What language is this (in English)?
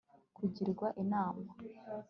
Kinyarwanda